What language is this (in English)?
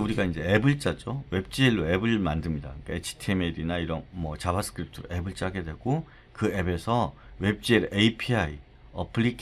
Korean